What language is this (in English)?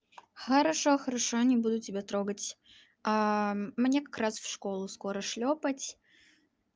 Russian